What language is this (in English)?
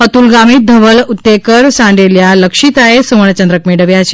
Gujarati